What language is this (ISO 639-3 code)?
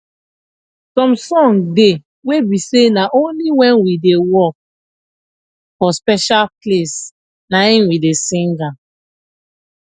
pcm